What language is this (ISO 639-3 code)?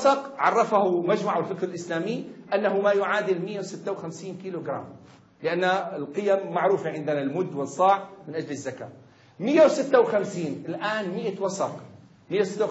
ara